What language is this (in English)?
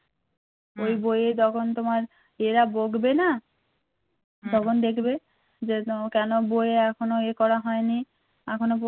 Bangla